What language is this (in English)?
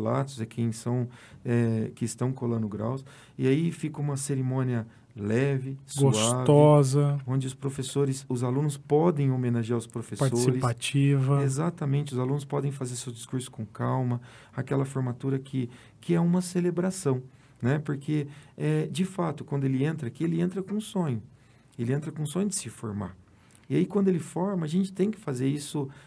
Portuguese